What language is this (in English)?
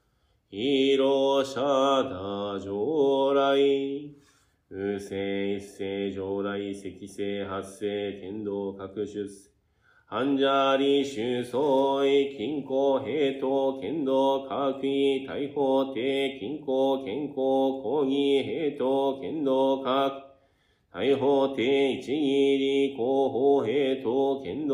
Japanese